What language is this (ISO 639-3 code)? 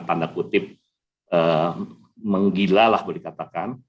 ind